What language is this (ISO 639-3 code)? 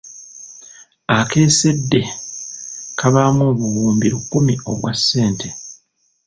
lug